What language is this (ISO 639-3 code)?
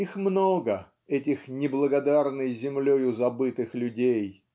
rus